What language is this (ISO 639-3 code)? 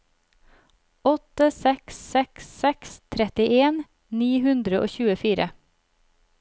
nor